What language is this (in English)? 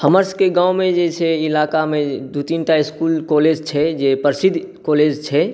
Maithili